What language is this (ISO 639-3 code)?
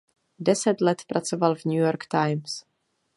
ces